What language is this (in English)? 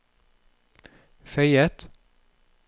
Norwegian